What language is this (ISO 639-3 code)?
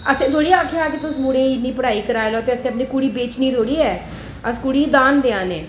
doi